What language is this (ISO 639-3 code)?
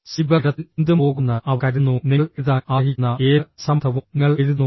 mal